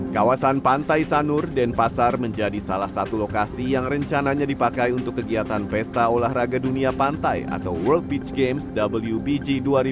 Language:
Indonesian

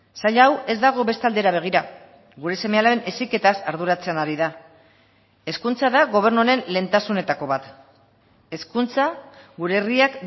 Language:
Basque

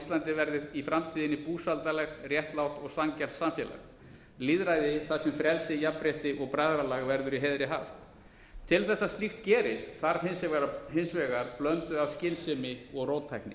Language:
Icelandic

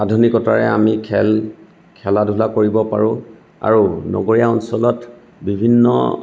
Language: Assamese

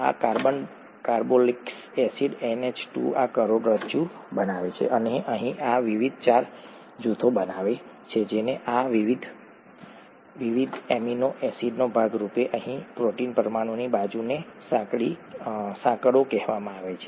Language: Gujarati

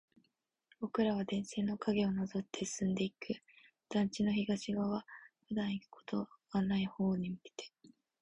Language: Japanese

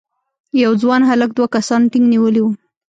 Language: Pashto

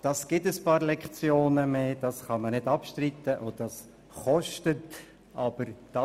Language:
Swiss German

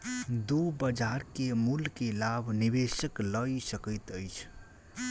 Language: Maithili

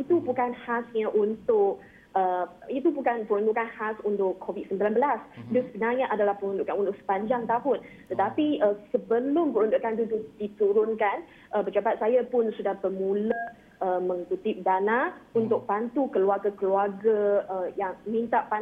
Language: Malay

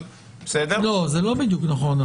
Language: Hebrew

